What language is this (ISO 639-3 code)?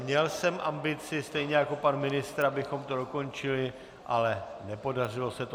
ces